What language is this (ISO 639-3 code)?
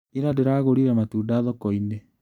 kik